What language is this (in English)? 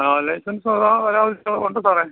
Malayalam